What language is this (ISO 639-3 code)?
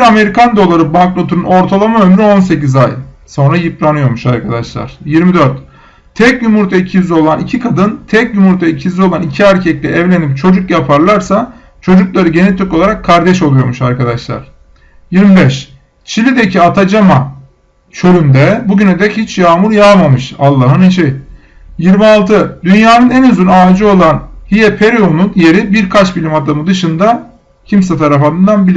tur